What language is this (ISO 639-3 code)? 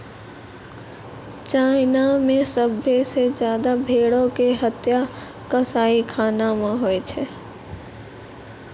mai